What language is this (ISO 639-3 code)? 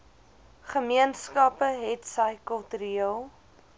afr